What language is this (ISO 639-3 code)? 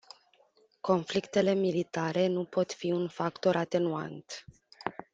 ron